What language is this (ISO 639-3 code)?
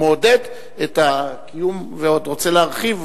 heb